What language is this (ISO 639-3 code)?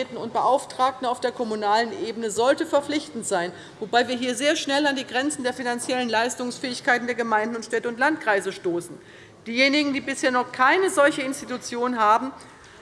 deu